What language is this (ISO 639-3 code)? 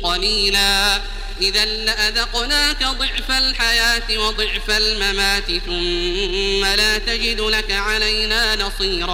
ara